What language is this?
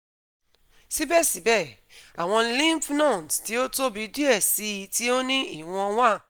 Yoruba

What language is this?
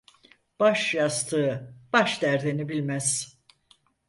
Turkish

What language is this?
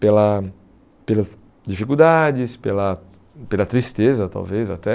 Portuguese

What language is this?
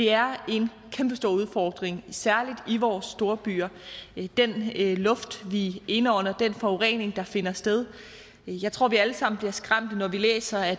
Danish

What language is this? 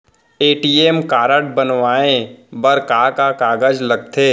Chhattisgarhi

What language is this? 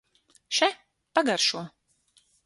Latvian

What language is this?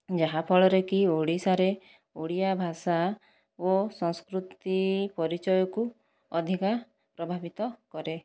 Odia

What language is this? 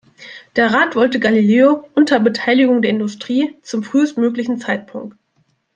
German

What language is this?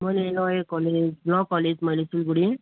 Nepali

